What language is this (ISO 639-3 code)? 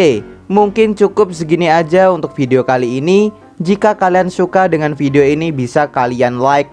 ind